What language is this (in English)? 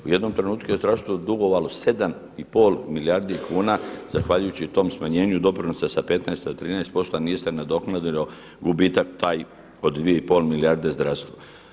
Croatian